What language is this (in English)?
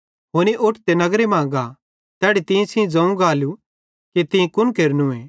Bhadrawahi